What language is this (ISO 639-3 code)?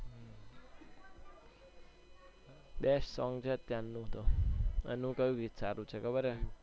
guj